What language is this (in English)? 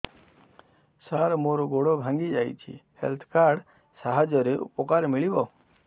Odia